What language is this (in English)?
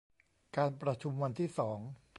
Thai